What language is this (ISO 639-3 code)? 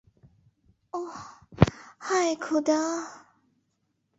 ben